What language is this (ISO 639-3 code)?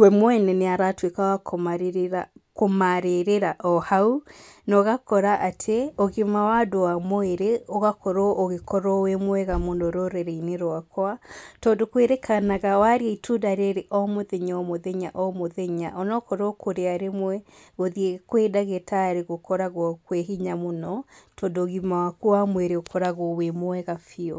kik